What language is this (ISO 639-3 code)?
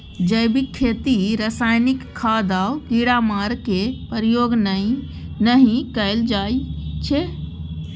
mai